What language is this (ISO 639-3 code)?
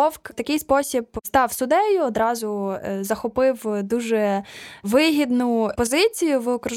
ukr